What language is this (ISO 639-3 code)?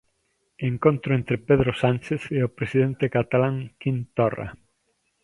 glg